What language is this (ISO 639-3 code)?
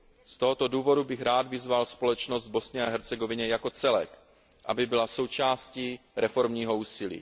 ces